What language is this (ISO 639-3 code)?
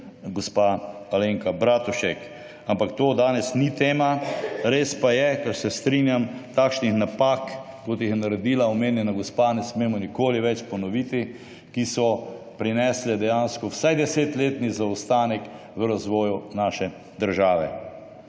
slv